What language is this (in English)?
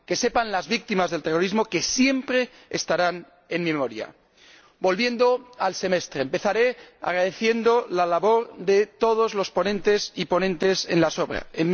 Spanish